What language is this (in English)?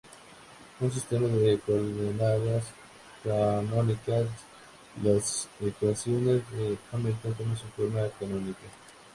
Spanish